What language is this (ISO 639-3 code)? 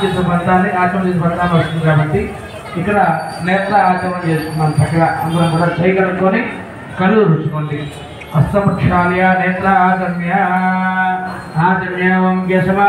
ara